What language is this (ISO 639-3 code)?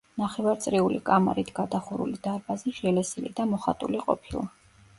kat